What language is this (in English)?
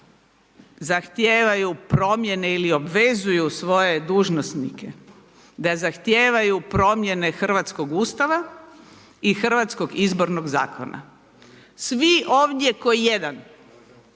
Croatian